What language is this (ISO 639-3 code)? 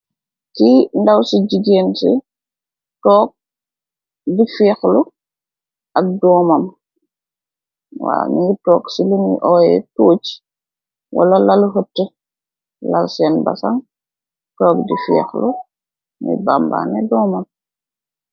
wol